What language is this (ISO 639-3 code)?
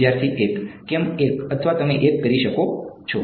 guj